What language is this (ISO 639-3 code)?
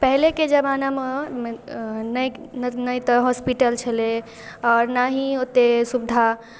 mai